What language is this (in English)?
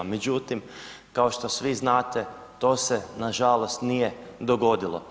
Croatian